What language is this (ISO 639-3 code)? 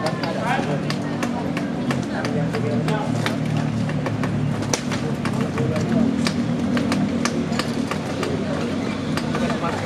ind